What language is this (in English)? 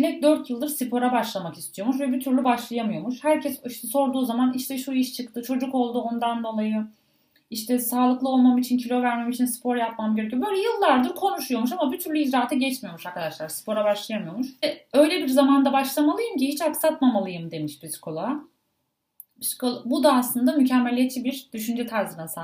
Turkish